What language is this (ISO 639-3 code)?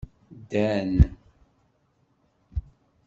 kab